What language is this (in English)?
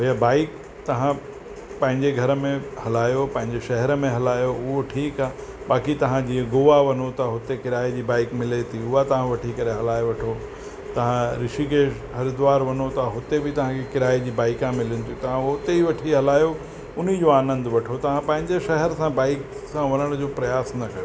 Sindhi